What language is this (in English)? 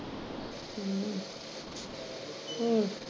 Punjabi